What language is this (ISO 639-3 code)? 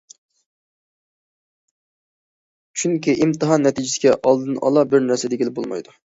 uig